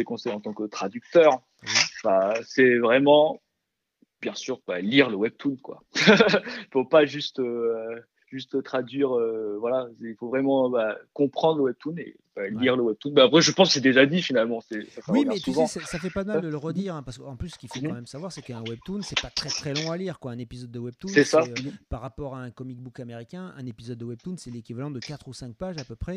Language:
French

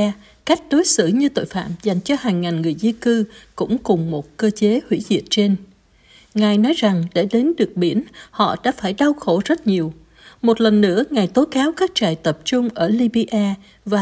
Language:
Vietnamese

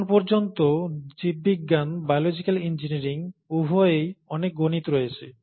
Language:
Bangla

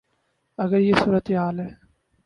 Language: Urdu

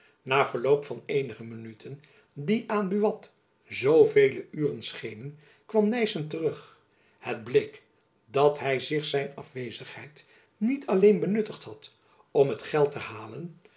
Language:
Dutch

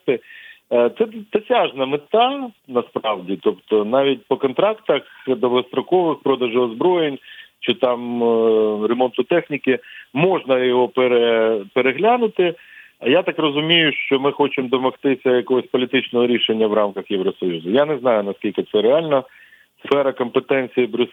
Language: Ukrainian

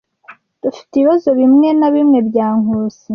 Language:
Kinyarwanda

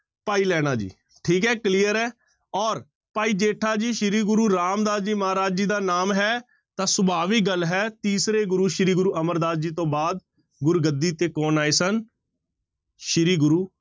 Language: Punjabi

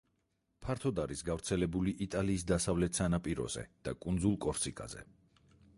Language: Georgian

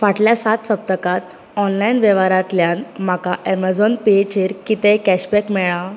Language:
Konkani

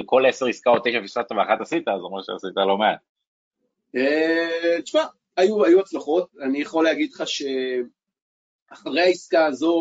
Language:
Hebrew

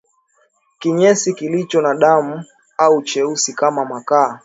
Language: Swahili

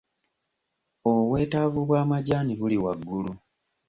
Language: Ganda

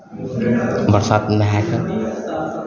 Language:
Maithili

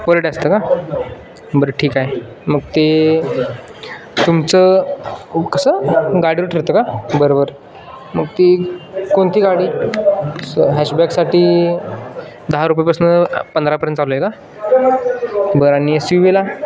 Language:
Marathi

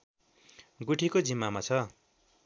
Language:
Nepali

